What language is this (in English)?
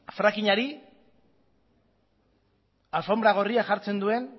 Basque